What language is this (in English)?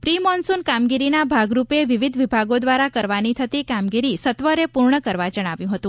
Gujarati